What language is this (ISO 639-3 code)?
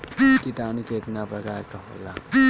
bho